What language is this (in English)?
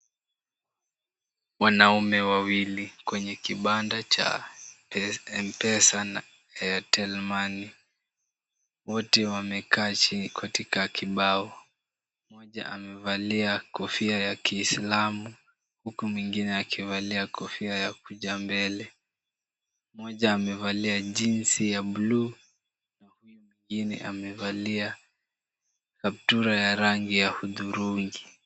Swahili